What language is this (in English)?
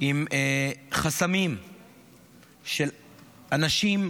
Hebrew